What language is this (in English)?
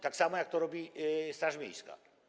Polish